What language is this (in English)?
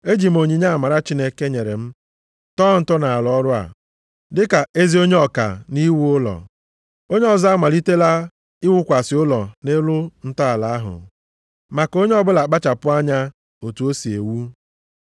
Igbo